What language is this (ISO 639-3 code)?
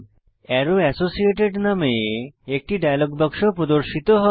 ben